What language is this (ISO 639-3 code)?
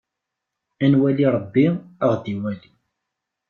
kab